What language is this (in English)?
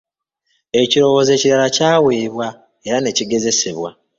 Ganda